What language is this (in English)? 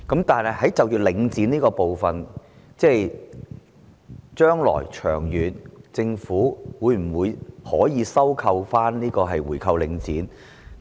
Cantonese